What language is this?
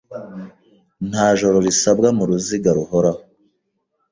Kinyarwanda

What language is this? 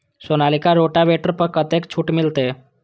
Maithili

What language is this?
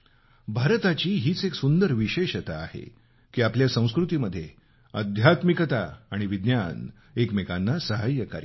Marathi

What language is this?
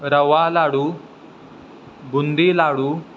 Marathi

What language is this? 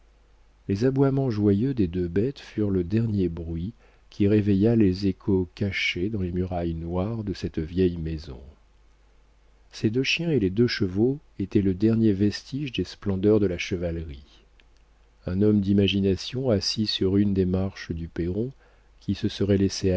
French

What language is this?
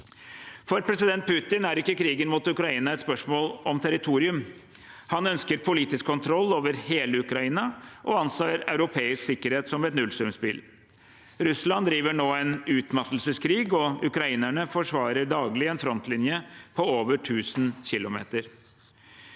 Norwegian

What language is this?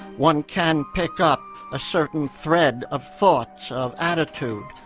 English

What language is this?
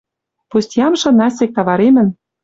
Western Mari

